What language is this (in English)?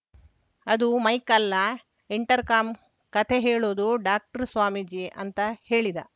Kannada